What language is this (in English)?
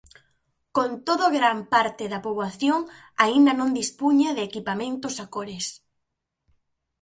Galician